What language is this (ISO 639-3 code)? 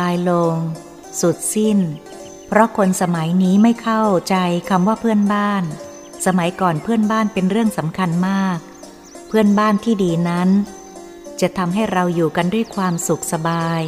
tha